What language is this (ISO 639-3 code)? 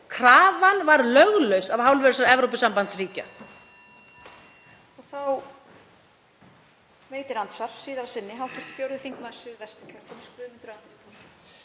isl